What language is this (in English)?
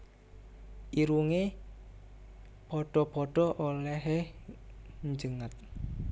Javanese